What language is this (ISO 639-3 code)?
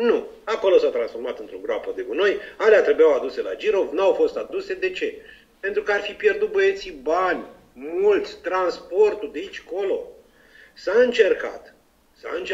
ron